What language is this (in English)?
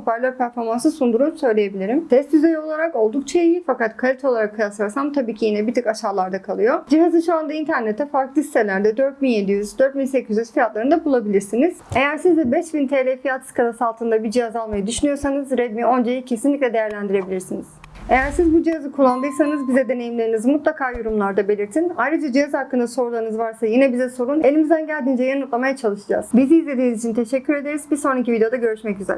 Turkish